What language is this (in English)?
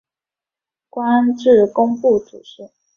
Chinese